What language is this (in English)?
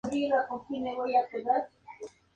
Spanish